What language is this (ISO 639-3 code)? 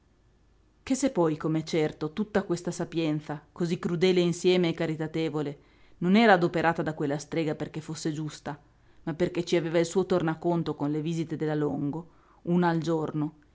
ita